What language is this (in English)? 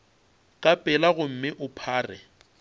Northern Sotho